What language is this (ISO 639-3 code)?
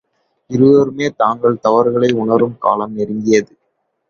tam